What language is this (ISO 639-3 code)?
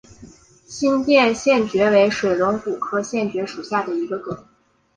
zho